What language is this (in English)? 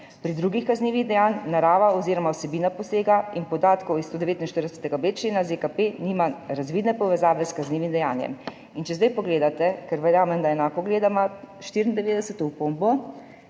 Slovenian